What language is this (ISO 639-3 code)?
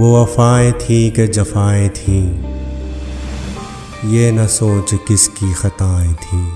hin